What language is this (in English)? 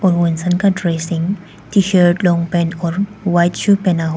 Hindi